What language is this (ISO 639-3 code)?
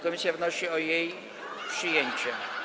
pol